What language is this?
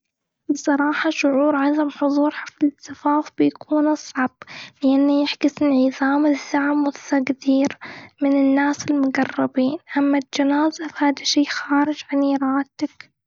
Gulf Arabic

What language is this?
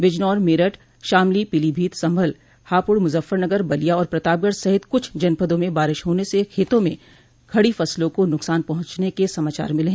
Hindi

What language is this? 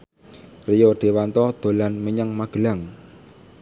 Javanese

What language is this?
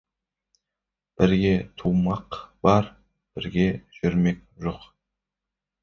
Kazakh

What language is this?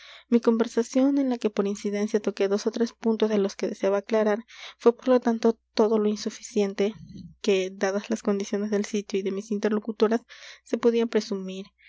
Spanish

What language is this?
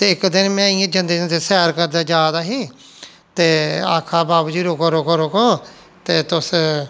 Dogri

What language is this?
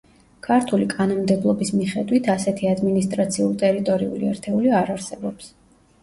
Georgian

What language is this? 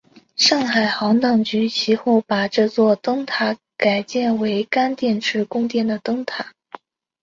Chinese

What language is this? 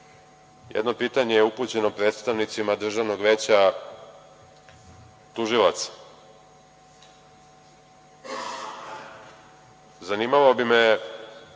Serbian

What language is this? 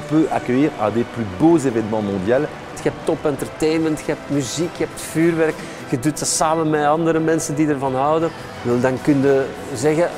Dutch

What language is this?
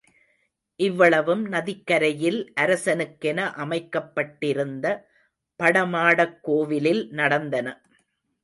Tamil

